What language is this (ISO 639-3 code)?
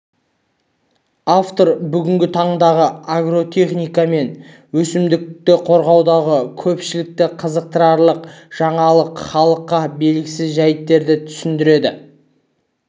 kaz